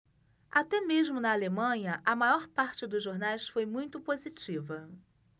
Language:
Portuguese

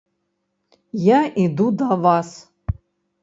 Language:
Belarusian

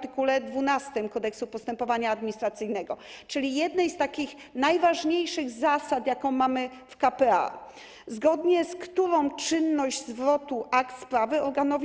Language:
Polish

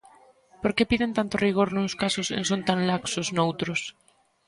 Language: Galician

